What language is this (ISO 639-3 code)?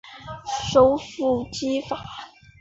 zho